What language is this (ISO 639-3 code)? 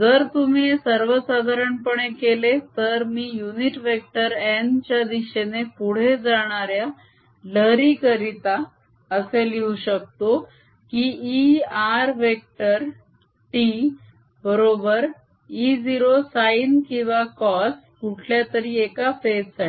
mar